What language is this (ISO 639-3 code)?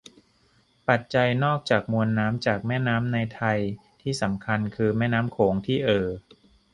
tha